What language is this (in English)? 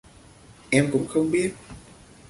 Vietnamese